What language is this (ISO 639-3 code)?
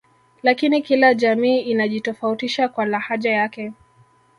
swa